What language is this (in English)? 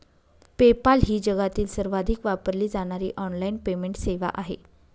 Marathi